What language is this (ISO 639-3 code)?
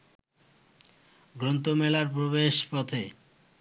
ben